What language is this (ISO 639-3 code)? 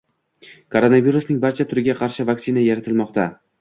uzb